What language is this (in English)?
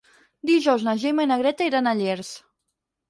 Catalan